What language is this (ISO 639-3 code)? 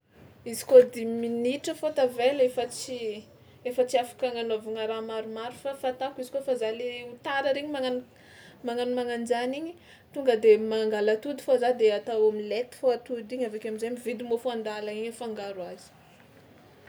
xmw